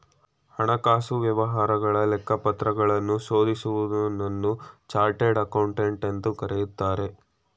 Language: Kannada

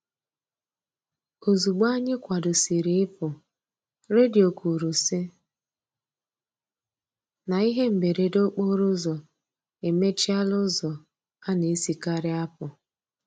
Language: Igbo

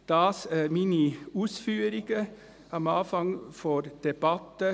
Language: Swiss German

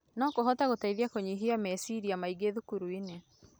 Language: Kikuyu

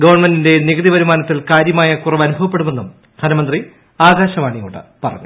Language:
Malayalam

